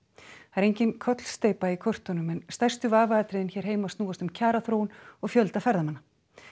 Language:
Icelandic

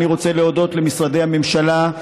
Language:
Hebrew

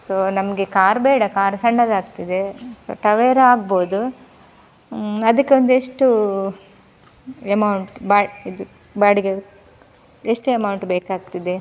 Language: Kannada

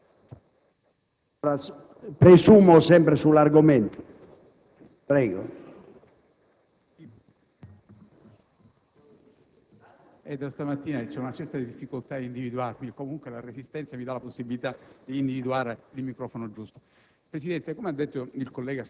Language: Italian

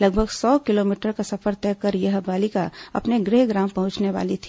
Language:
Hindi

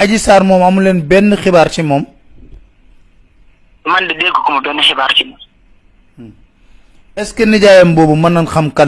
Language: Indonesian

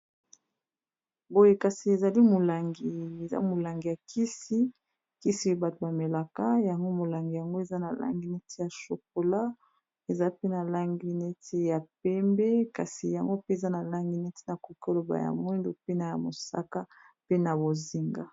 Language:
Lingala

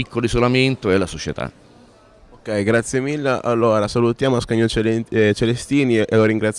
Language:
Italian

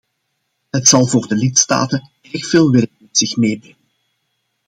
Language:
Dutch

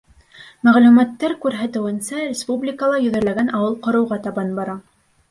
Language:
Bashkir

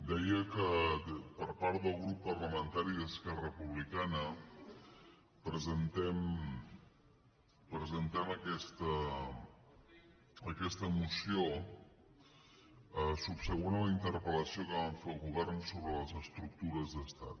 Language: Catalan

